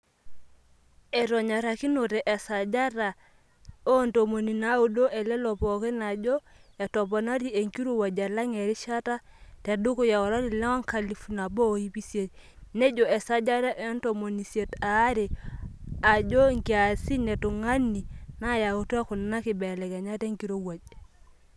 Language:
Masai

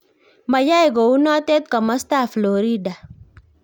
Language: Kalenjin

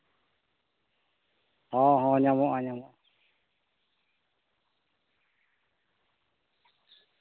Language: Santali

